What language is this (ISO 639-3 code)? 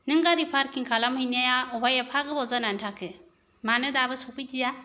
brx